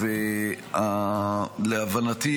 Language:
Hebrew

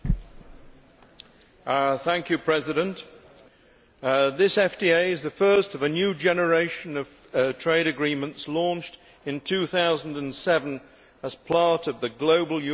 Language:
English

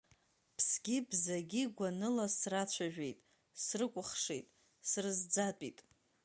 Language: Abkhazian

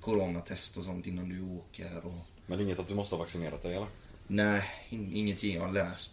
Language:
Swedish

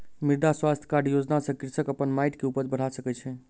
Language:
Maithili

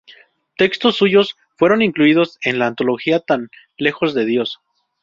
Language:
Spanish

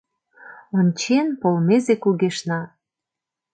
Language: Mari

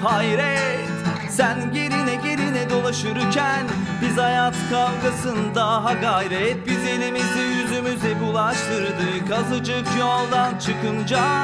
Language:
Turkish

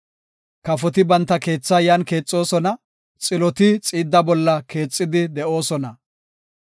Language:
Gofa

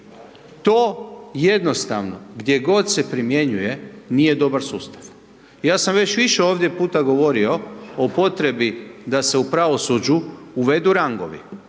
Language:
Croatian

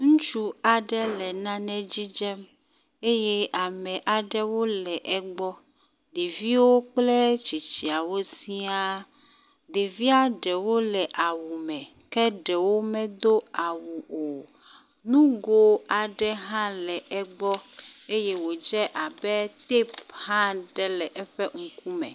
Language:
Ewe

